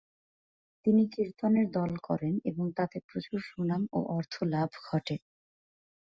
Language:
Bangla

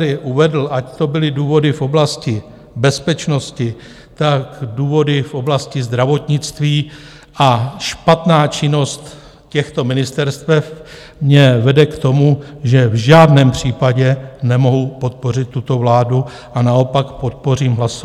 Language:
Czech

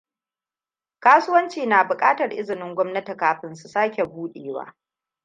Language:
Hausa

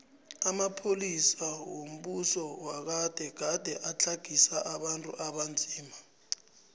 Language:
South Ndebele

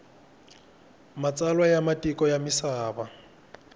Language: Tsonga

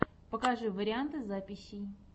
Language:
Russian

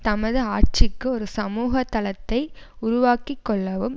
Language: Tamil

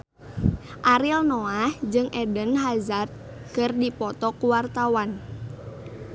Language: Sundanese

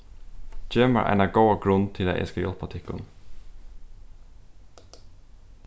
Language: Faroese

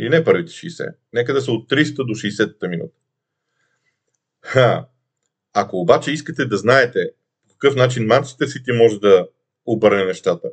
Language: Bulgarian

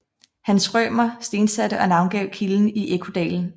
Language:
Danish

